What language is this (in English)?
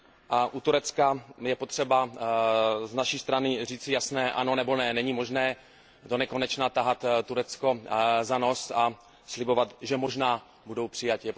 Czech